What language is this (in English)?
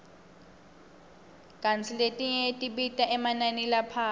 Swati